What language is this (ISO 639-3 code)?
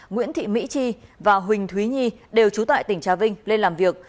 vie